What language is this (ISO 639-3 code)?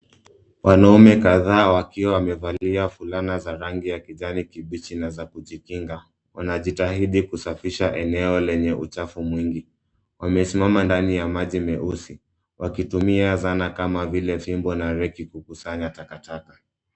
swa